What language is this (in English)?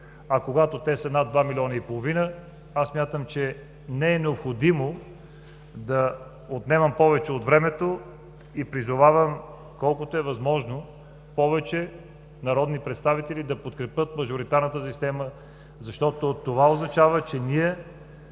Bulgarian